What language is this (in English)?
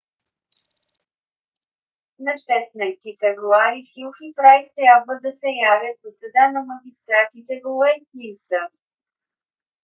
Bulgarian